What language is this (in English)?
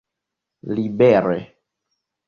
Esperanto